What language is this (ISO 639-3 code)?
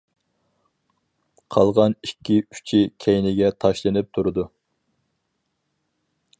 uig